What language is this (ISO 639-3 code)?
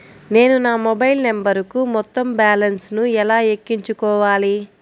tel